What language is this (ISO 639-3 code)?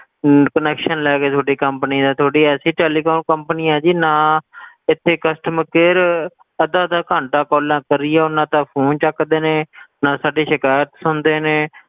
pan